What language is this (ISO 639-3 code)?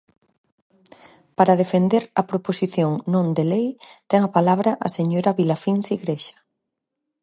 glg